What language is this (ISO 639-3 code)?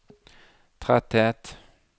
nor